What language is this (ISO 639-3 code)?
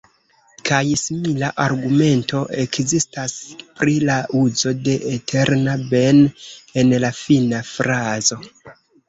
epo